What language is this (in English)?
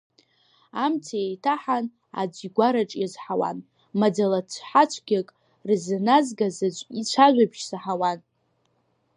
Abkhazian